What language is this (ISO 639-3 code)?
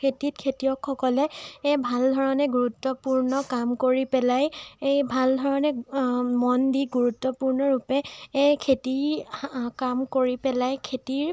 asm